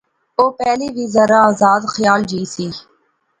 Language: Pahari-Potwari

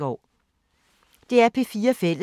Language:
Danish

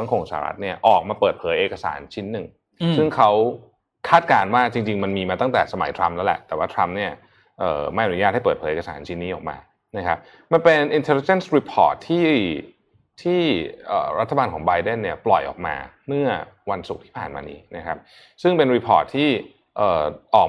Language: Thai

